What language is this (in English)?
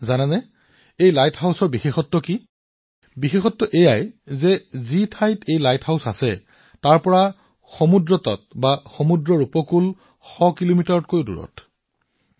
Assamese